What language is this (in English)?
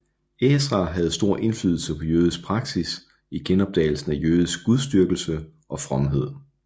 Danish